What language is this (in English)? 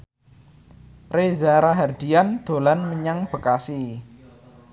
Javanese